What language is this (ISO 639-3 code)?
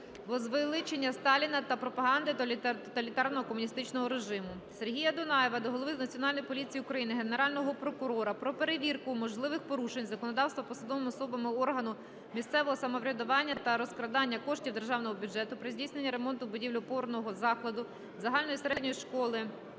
ukr